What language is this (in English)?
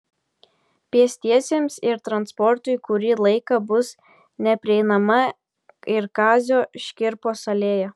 Lithuanian